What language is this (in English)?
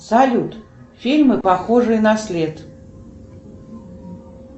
Russian